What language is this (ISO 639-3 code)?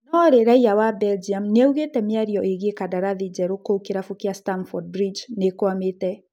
kik